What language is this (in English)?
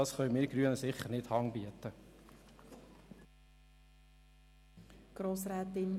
Swiss German